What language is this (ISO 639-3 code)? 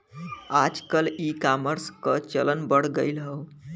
bho